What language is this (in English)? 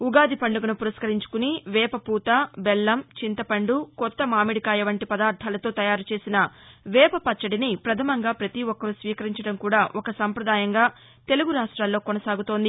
Telugu